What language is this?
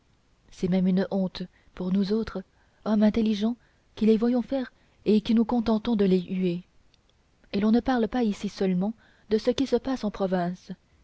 French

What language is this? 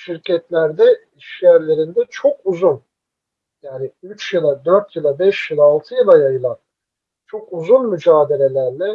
Turkish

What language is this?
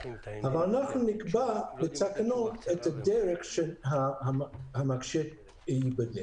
Hebrew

